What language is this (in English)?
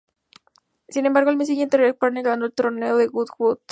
Spanish